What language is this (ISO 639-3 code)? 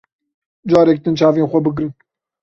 kur